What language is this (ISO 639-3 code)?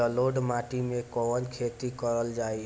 bho